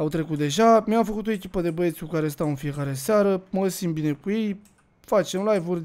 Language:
Romanian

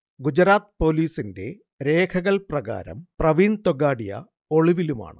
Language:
Malayalam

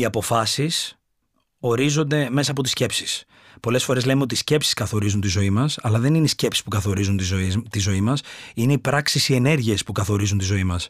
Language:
Greek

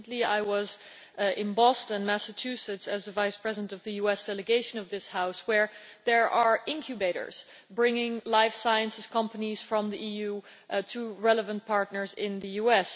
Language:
English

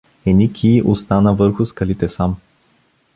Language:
Bulgarian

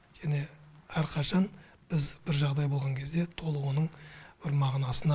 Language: Kazakh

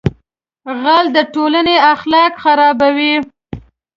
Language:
Pashto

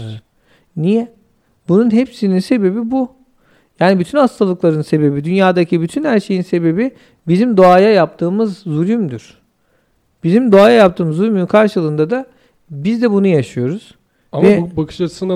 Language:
Turkish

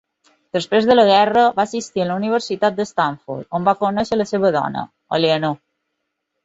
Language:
Catalan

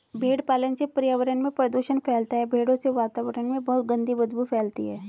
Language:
Hindi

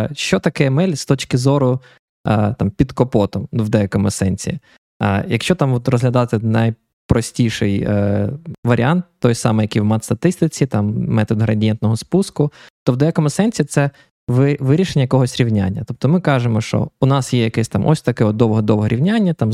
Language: Ukrainian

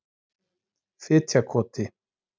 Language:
Icelandic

